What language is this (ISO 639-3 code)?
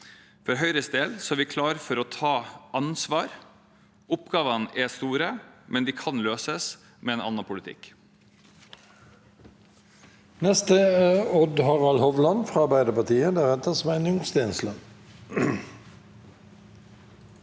nor